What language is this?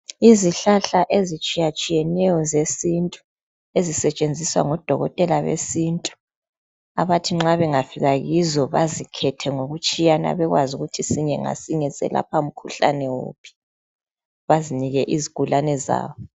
North Ndebele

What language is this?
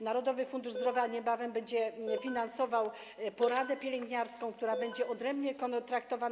Polish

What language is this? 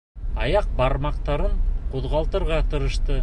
Bashkir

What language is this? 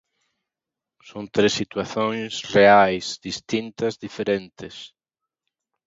Galician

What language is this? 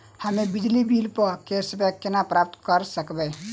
Maithili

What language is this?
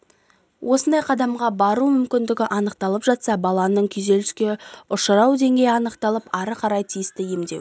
Kazakh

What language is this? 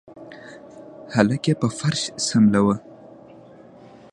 Pashto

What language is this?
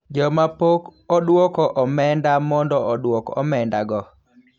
Luo (Kenya and Tanzania)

